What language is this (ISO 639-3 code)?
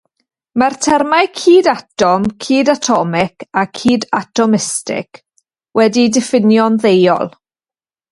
cym